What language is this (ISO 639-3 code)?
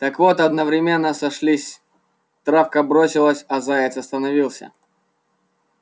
rus